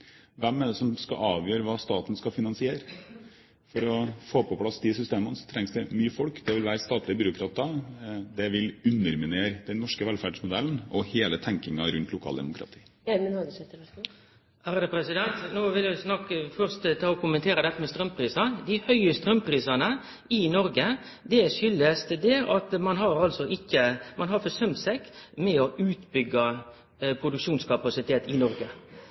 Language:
Norwegian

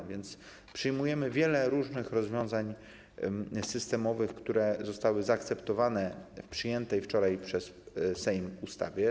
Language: Polish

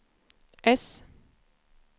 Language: Swedish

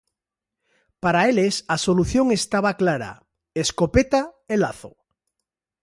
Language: Galician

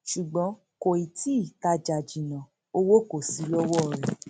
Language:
Yoruba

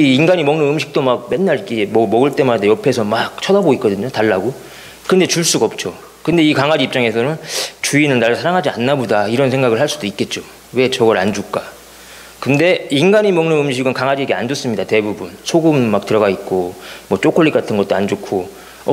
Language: Korean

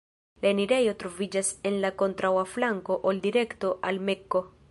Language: Esperanto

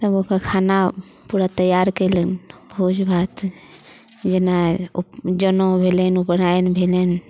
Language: Maithili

